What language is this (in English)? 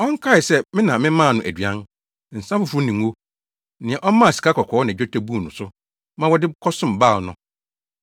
Akan